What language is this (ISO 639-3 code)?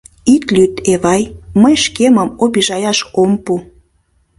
chm